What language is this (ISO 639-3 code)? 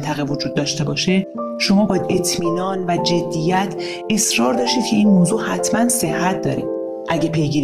fas